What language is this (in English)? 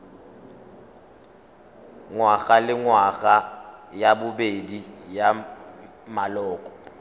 Tswana